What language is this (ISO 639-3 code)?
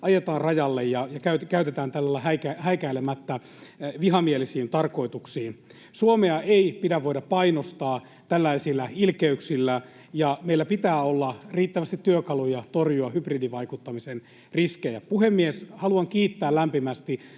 fin